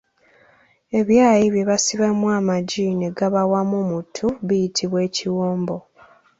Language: Ganda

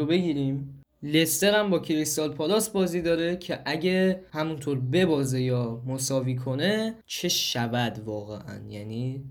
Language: Persian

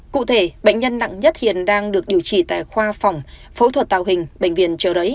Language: Vietnamese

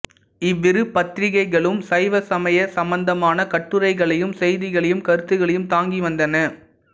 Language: Tamil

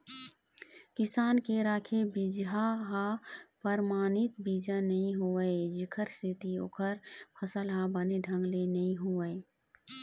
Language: Chhattisgarhi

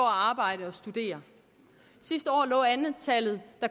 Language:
Danish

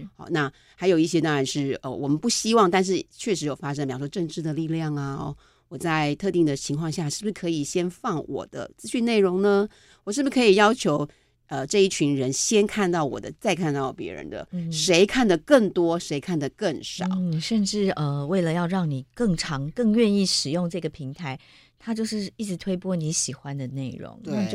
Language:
Chinese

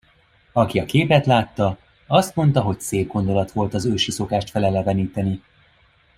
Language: Hungarian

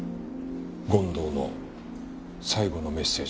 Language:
Japanese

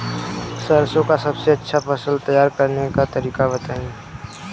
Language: Bhojpuri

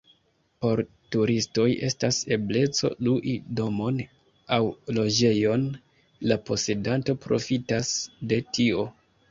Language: Esperanto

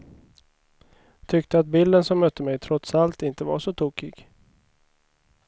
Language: Swedish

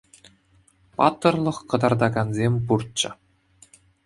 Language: Chuvash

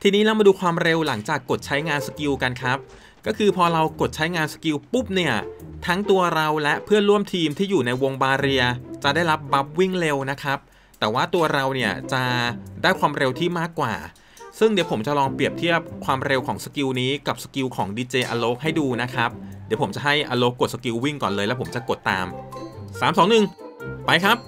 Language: Thai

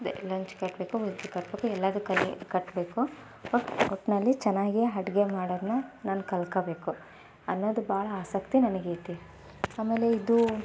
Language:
Kannada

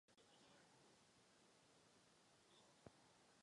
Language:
Czech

